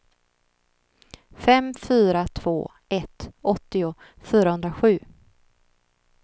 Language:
Swedish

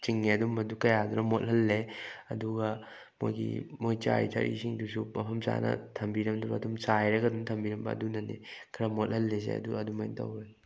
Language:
Manipuri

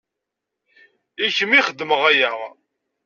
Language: Kabyle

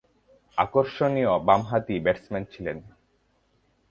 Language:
Bangla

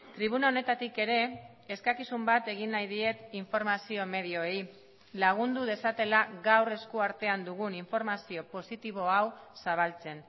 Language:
Basque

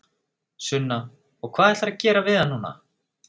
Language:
Icelandic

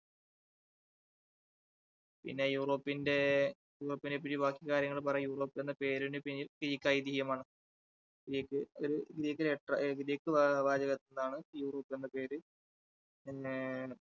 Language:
Malayalam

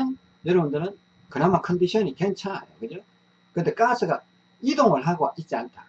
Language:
Korean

